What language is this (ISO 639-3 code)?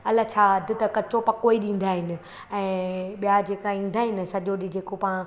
snd